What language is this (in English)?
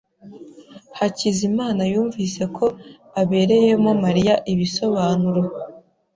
Kinyarwanda